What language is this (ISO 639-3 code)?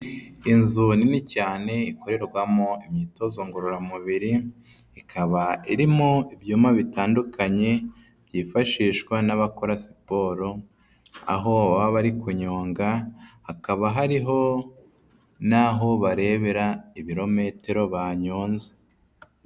kin